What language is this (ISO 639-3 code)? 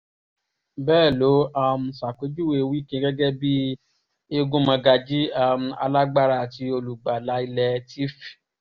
yor